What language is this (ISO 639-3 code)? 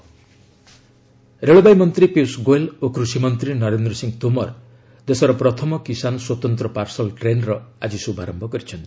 ori